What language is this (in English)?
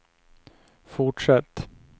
Swedish